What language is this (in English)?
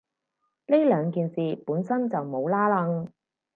Cantonese